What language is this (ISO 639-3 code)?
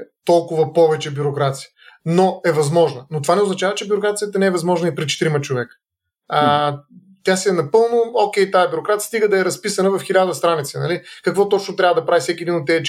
bul